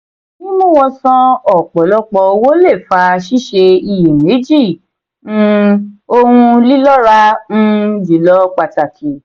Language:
Yoruba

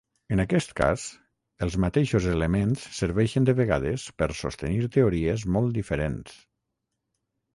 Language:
Catalan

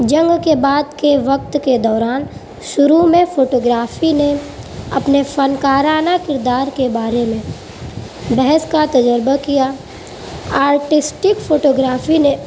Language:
Urdu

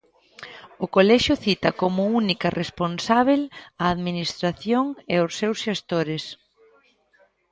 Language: Galician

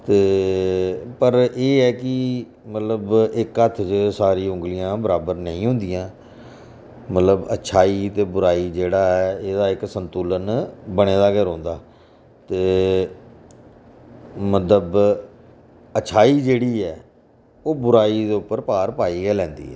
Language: Dogri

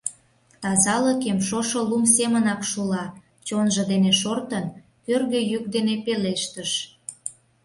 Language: Mari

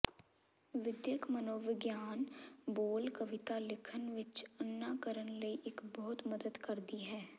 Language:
Punjabi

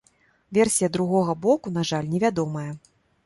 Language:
Belarusian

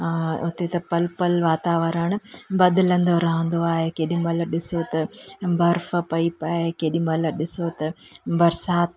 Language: Sindhi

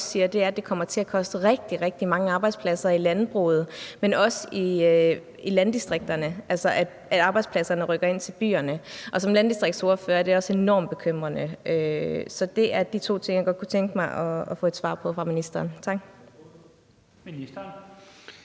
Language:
Danish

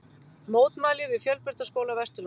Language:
Icelandic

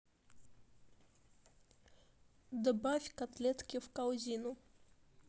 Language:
Russian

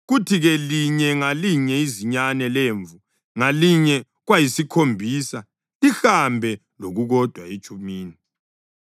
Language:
North Ndebele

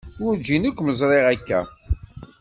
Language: Kabyle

